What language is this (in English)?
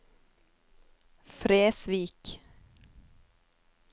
Norwegian